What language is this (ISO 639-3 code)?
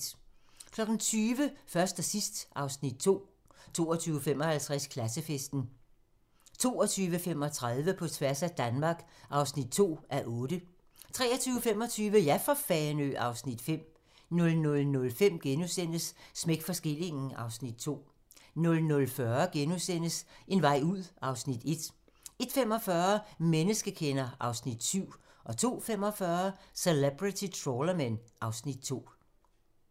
dan